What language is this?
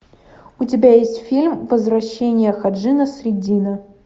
Russian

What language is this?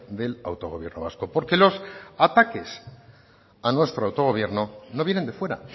Spanish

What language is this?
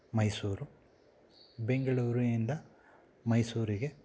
Kannada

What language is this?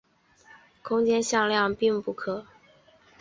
Chinese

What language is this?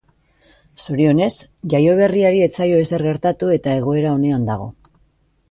Basque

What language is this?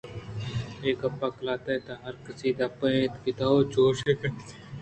Eastern Balochi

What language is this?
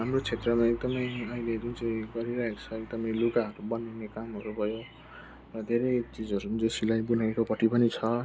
Nepali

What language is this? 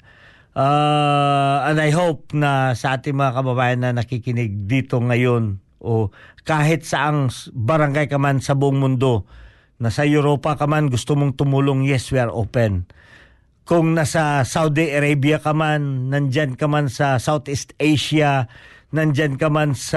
Filipino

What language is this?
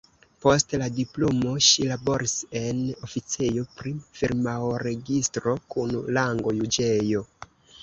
Esperanto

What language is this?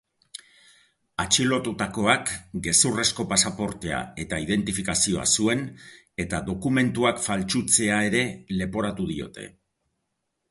Basque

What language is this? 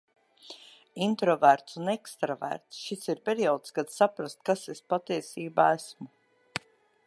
Latvian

